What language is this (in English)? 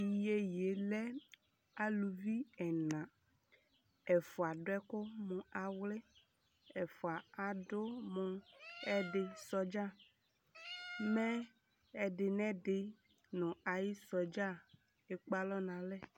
Ikposo